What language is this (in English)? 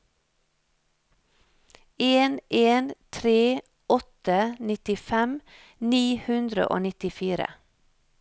Norwegian